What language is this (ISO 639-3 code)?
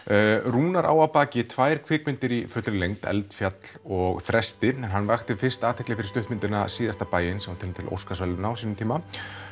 isl